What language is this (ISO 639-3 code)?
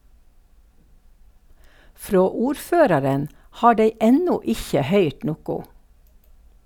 nor